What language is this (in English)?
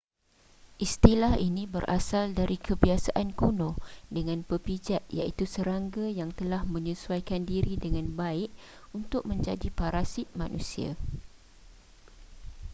Malay